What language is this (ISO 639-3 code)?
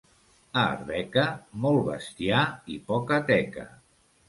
cat